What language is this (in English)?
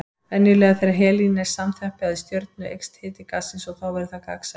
Icelandic